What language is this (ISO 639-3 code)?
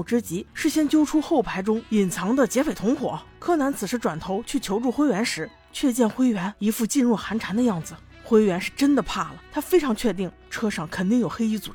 zho